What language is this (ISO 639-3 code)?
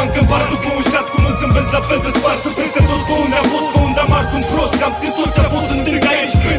ron